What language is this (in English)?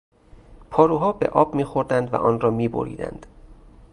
Persian